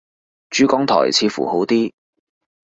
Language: Cantonese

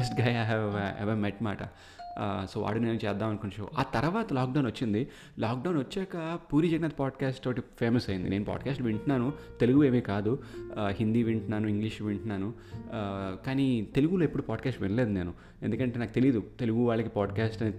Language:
Telugu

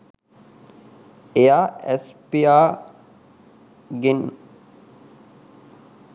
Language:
Sinhala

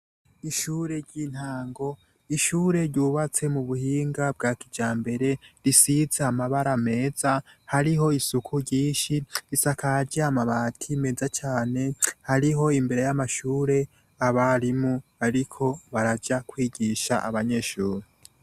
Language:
Rundi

